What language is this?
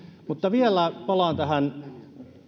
Finnish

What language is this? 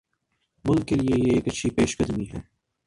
Urdu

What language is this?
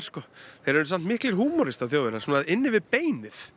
Icelandic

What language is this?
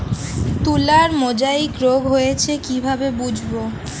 Bangla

